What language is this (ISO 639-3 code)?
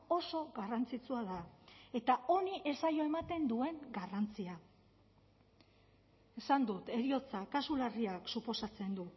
eus